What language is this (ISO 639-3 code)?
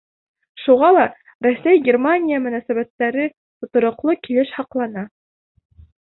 bak